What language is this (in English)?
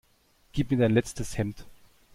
German